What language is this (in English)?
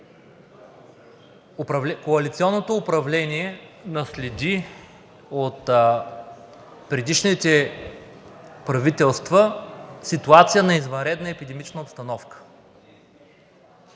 Bulgarian